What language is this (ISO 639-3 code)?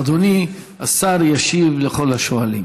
heb